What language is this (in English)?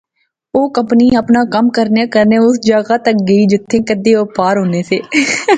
Pahari-Potwari